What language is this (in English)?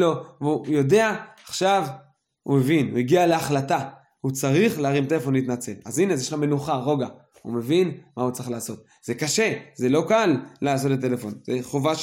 Hebrew